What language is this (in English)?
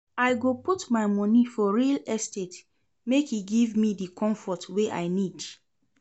Nigerian Pidgin